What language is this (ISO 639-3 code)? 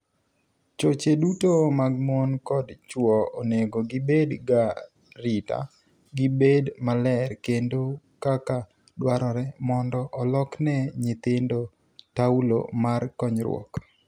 luo